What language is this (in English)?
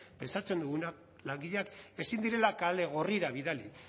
Basque